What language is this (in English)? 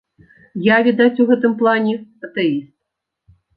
Belarusian